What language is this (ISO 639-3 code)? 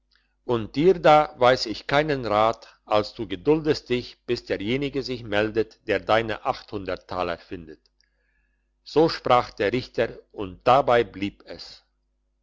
deu